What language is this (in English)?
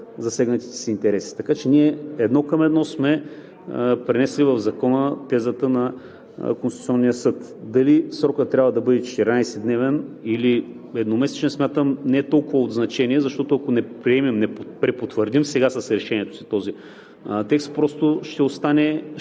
Bulgarian